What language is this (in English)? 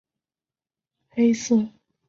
Chinese